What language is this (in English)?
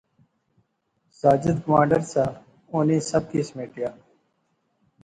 Pahari-Potwari